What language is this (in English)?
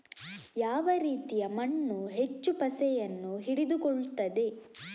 Kannada